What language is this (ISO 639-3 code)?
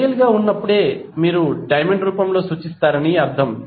tel